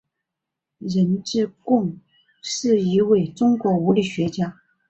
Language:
Chinese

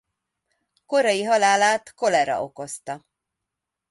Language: Hungarian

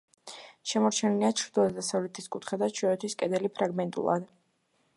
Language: Georgian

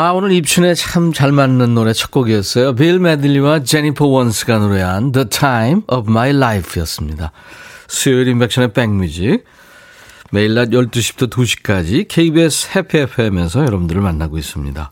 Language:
Korean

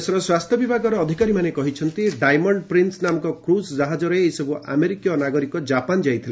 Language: Odia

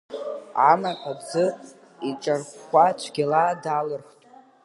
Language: Abkhazian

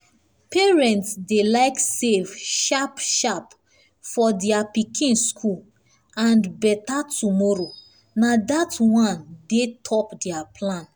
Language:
Nigerian Pidgin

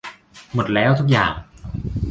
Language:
Thai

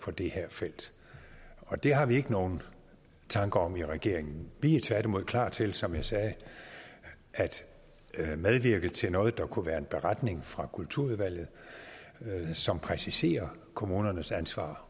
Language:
Danish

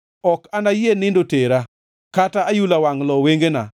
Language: Luo (Kenya and Tanzania)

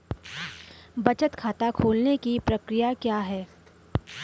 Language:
Hindi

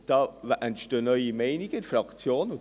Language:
Swiss German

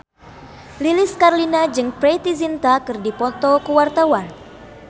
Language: Sundanese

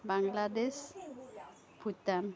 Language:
Assamese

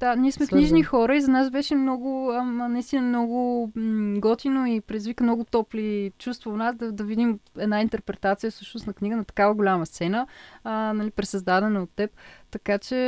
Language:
Bulgarian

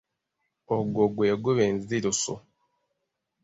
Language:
Ganda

